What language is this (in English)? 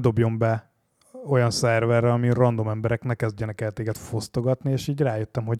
Hungarian